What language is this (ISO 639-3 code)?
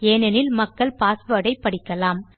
tam